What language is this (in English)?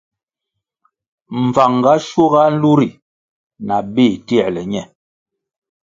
Kwasio